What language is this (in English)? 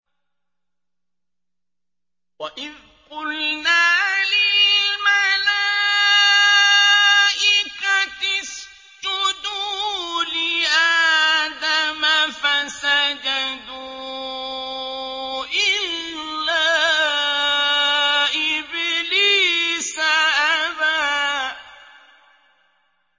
Arabic